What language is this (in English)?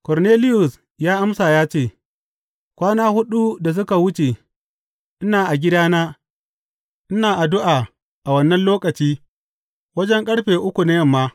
Hausa